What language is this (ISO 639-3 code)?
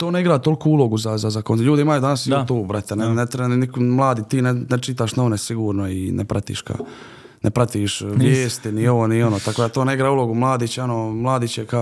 hrv